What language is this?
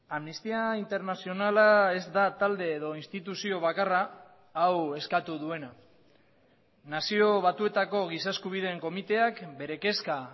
Basque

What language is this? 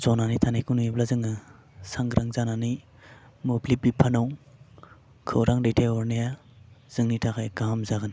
Bodo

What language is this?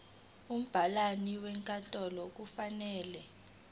Zulu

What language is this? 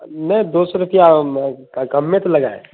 Urdu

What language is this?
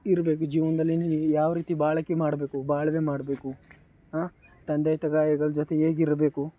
Kannada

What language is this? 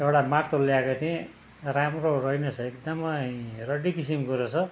Nepali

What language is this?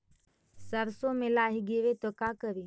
Magahi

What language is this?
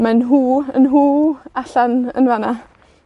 Welsh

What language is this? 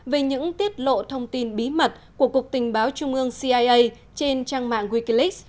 Vietnamese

